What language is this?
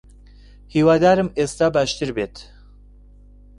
Central Kurdish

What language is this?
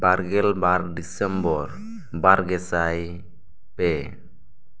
Santali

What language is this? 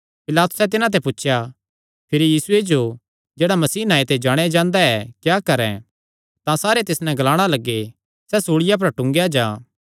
Kangri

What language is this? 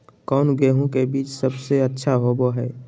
Magahi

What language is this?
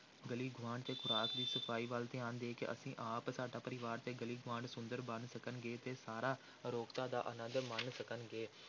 Punjabi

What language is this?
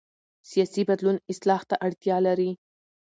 Pashto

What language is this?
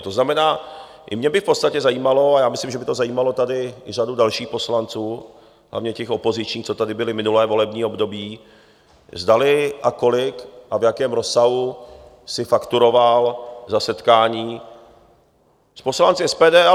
Czech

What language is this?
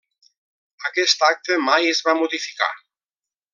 Catalan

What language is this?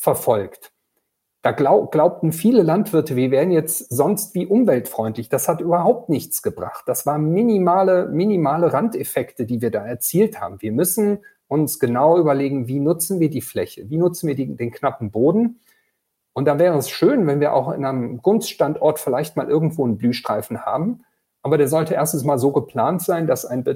German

